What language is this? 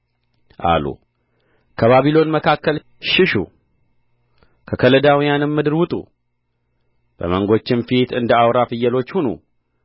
Amharic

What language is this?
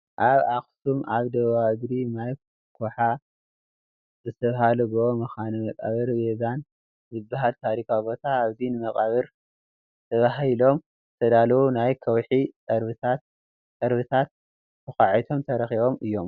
Tigrinya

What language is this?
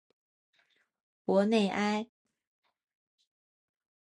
Chinese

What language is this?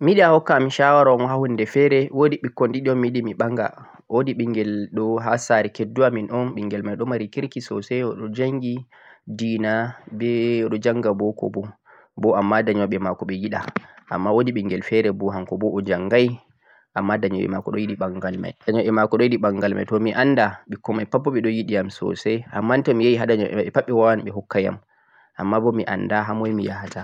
Central-Eastern Niger Fulfulde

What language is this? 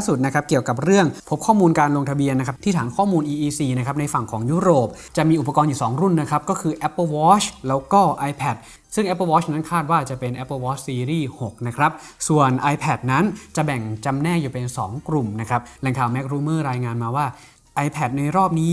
Thai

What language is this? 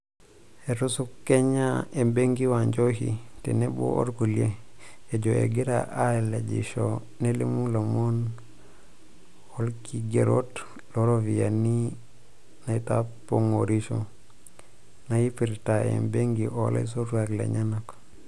Masai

